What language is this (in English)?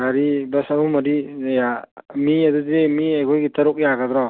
Manipuri